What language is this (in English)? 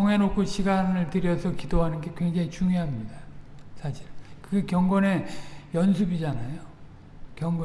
Korean